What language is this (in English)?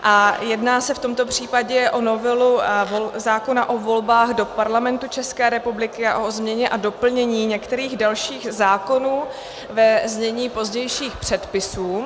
Czech